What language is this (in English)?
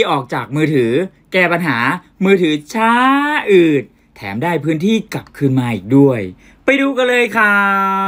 Thai